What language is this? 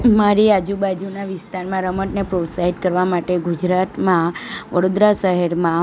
Gujarati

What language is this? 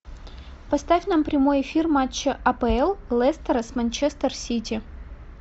Russian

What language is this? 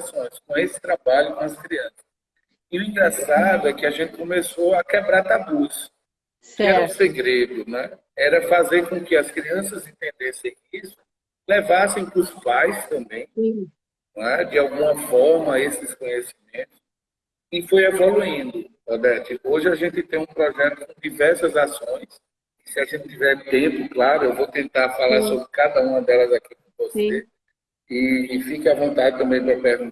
Portuguese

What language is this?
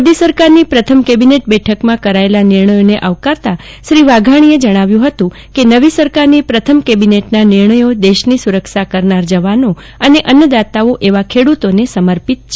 Gujarati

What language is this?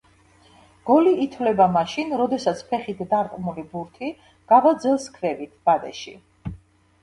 Georgian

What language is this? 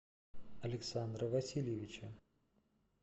Russian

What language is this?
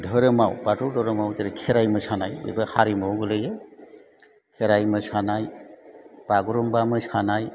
Bodo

